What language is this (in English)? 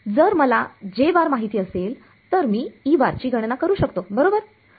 Marathi